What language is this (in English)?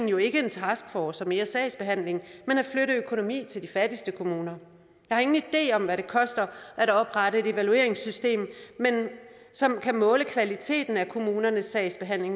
Danish